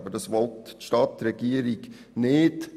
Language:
Swiss German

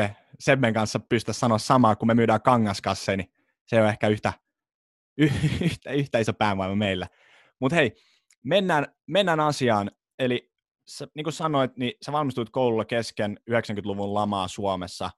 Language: Finnish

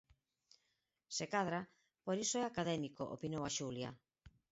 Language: Galician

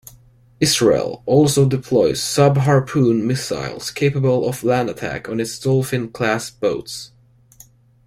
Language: English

